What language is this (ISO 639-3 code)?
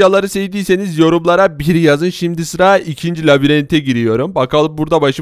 tur